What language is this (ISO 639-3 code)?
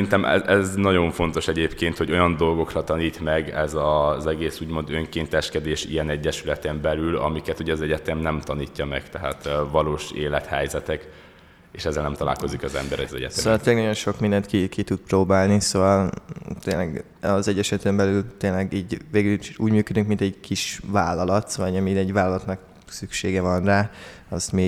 hun